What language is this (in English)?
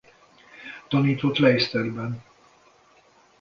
Hungarian